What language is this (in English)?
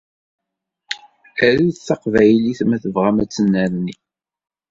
Kabyle